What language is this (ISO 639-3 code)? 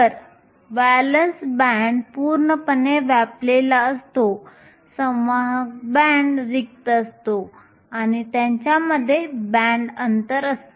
mar